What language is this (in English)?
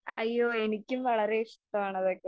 Malayalam